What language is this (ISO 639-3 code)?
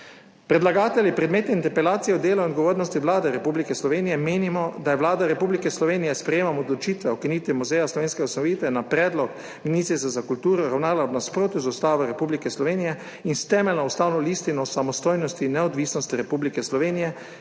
slv